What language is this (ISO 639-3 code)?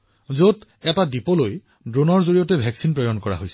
asm